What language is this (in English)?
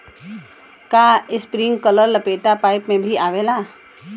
Bhojpuri